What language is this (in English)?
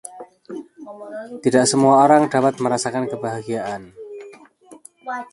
Indonesian